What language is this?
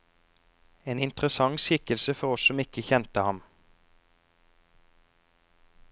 Norwegian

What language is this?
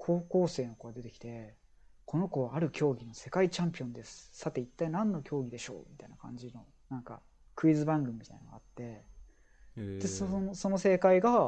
Japanese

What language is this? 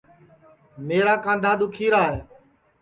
Sansi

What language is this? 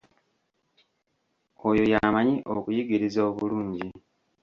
Ganda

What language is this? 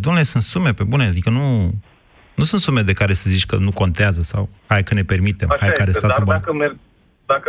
Romanian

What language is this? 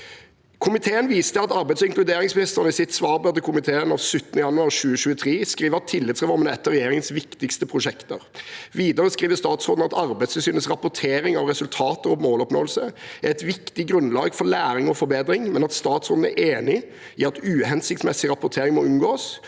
Norwegian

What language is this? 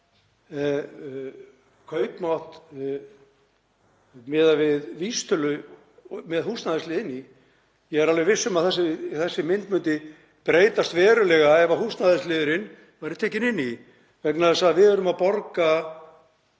Icelandic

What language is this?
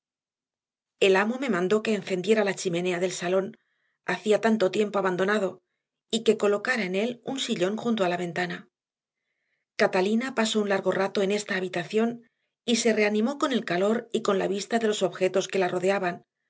Spanish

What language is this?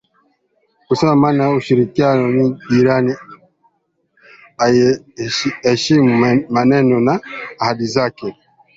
Swahili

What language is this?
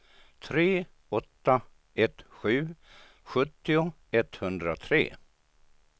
Swedish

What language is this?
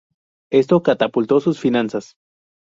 Spanish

